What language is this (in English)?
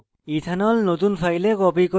Bangla